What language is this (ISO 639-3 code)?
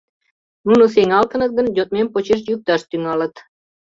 chm